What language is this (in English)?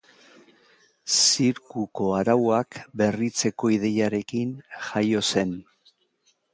Basque